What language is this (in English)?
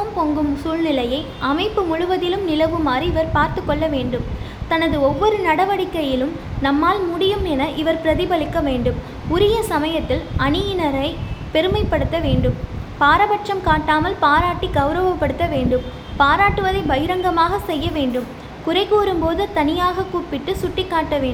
Tamil